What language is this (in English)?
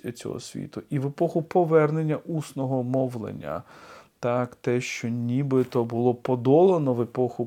Ukrainian